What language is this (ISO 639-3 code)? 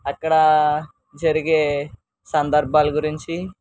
tel